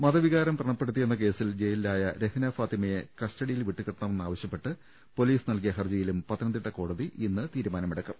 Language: Malayalam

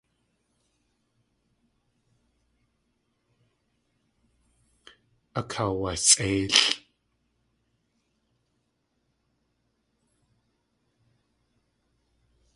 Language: Tlingit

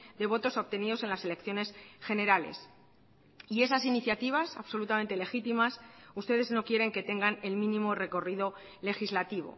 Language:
Spanish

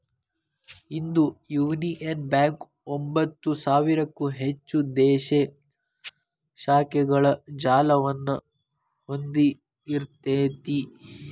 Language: Kannada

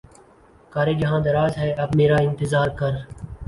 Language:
Urdu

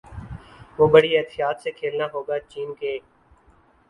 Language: Urdu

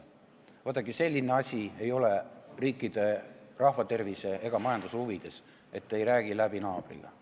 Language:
Estonian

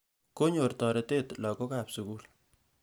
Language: Kalenjin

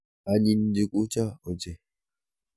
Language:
Kalenjin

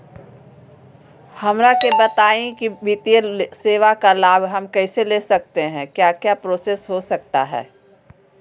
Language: Magahi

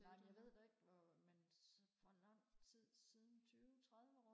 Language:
Danish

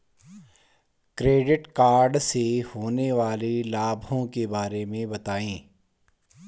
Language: Hindi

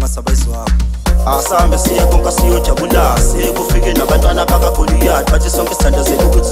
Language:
Vietnamese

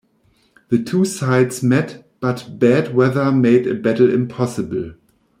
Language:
English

